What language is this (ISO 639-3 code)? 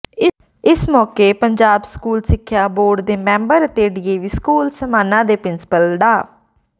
pan